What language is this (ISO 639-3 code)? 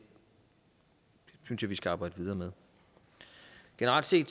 dan